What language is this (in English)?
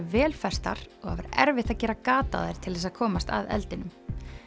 Icelandic